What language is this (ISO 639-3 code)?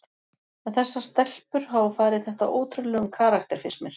isl